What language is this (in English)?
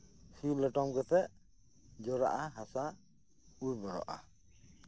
Santali